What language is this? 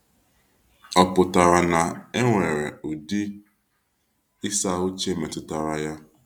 Igbo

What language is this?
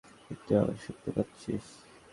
Bangla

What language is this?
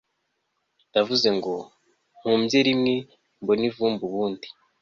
Kinyarwanda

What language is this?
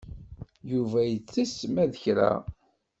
Kabyle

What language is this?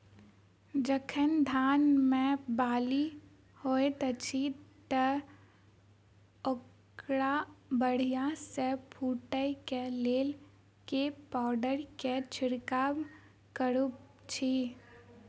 Maithili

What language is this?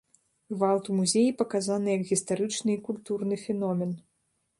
Belarusian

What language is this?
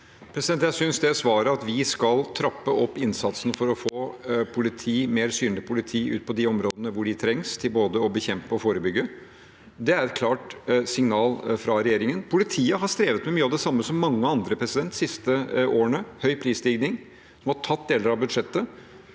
Norwegian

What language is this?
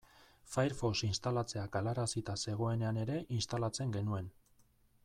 Basque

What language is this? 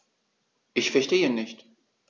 German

